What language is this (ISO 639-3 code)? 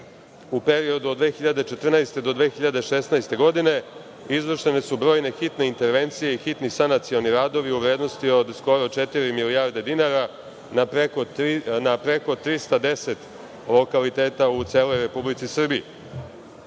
srp